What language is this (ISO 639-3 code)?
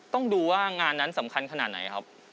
tha